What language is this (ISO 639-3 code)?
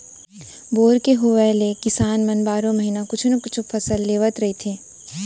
hne